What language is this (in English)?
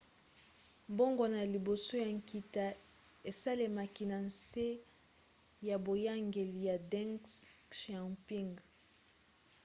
Lingala